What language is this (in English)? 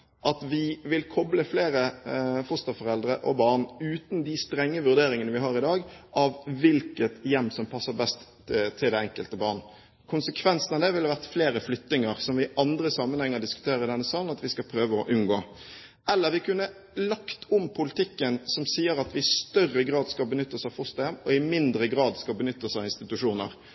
Norwegian Bokmål